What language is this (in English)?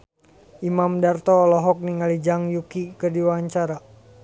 Sundanese